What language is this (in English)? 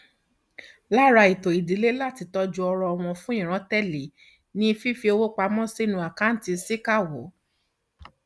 Yoruba